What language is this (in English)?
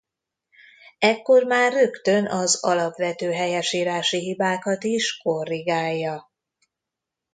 Hungarian